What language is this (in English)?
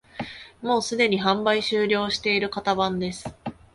Japanese